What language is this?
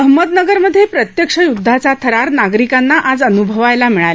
Marathi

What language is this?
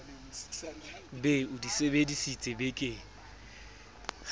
Southern Sotho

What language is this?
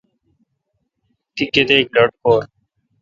Kalkoti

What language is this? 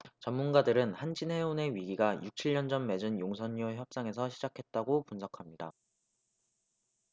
Korean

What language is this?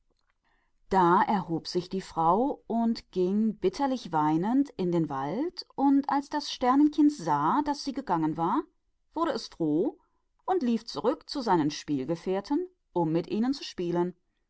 German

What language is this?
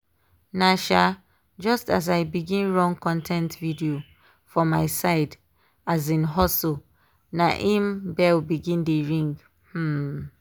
Nigerian Pidgin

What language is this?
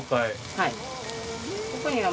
Japanese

